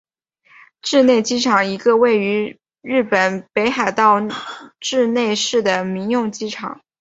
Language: Chinese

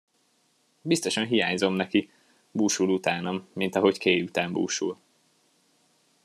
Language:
Hungarian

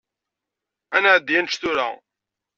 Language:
Kabyle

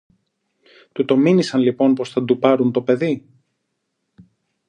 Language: Greek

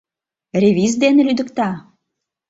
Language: Mari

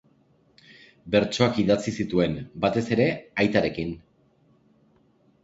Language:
Basque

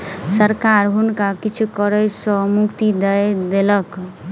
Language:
Maithili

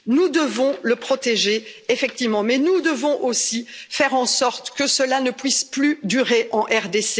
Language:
French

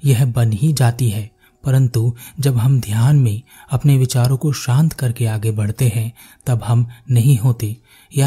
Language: Hindi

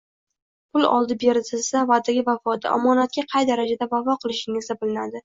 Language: Uzbek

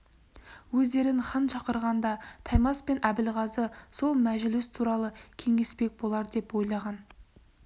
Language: Kazakh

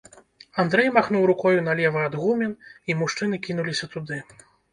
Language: Belarusian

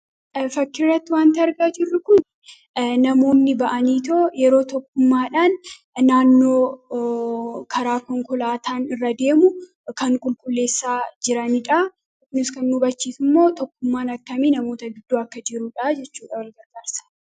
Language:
Oromo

